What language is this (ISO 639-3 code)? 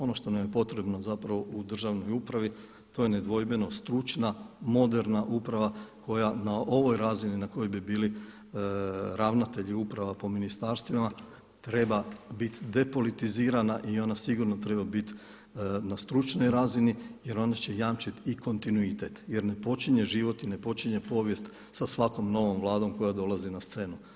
hrv